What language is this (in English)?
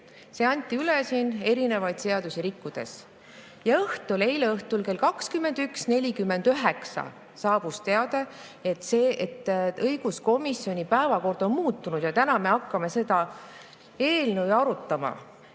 Estonian